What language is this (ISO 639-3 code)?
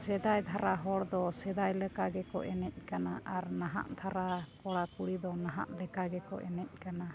sat